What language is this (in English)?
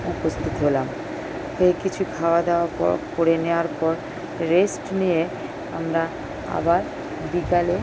Bangla